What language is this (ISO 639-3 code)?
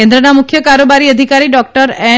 guj